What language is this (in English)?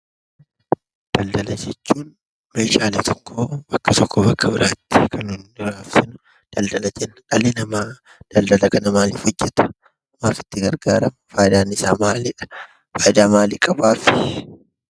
Oromo